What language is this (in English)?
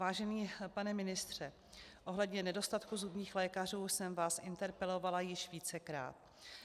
Czech